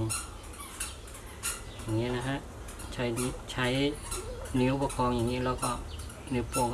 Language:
Thai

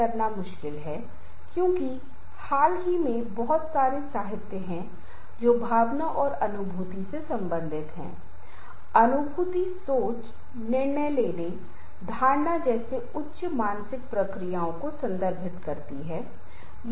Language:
Hindi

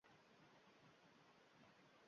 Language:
Uzbek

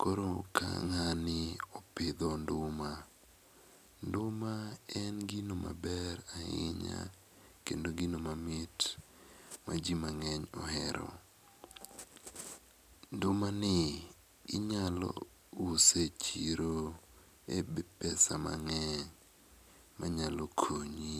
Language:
Luo (Kenya and Tanzania)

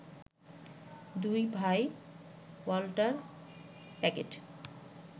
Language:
Bangla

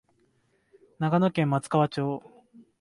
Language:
Japanese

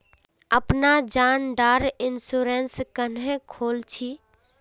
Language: Magahi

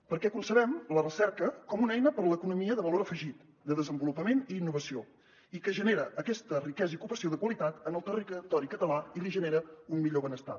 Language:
Catalan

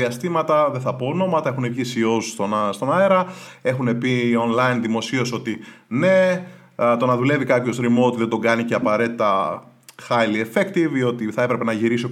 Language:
Greek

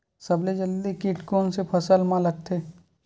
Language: Chhattisgarhi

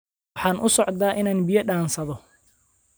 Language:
Somali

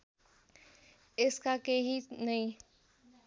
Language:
Nepali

